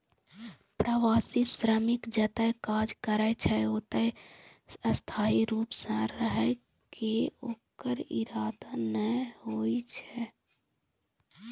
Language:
Maithili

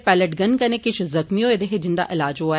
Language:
Dogri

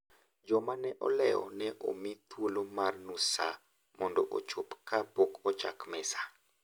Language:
Luo (Kenya and Tanzania)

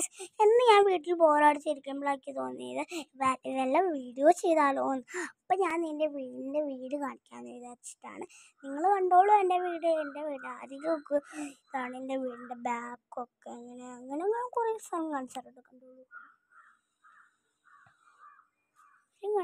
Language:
Thai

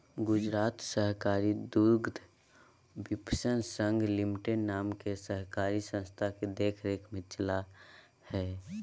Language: Magahi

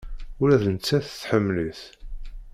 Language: Kabyle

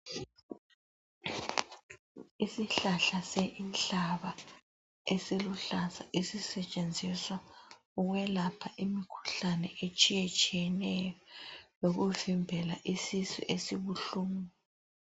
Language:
North Ndebele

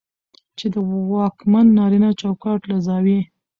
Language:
Pashto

